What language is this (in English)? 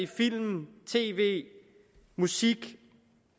Danish